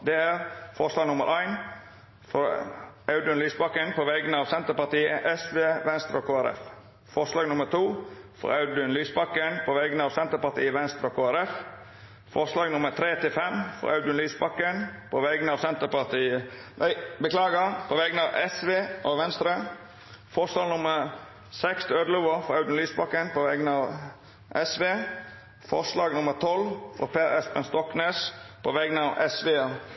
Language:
Norwegian Nynorsk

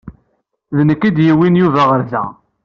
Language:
Kabyle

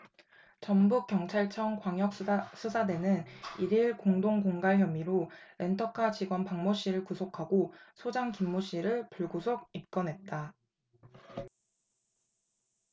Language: Korean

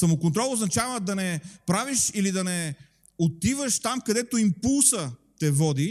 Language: Bulgarian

